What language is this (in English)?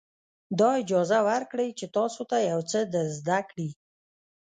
Pashto